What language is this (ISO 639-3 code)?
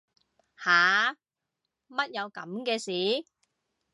yue